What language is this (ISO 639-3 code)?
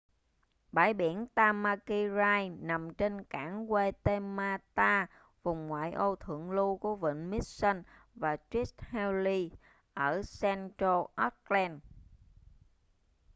vie